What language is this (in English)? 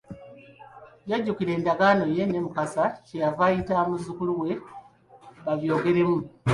Ganda